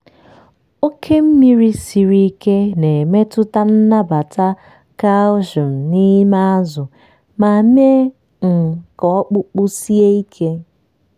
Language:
Igbo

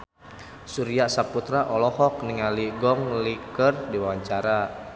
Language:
Sundanese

